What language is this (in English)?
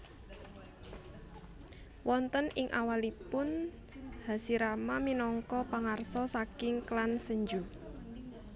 Javanese